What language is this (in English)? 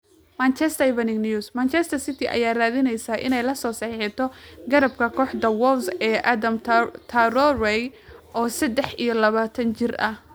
Somali